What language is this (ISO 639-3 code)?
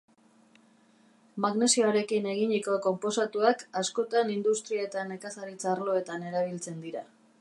eus